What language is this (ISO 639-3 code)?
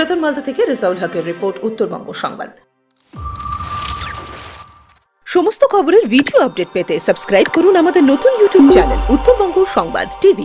ron